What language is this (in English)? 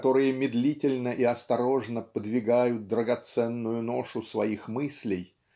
Russian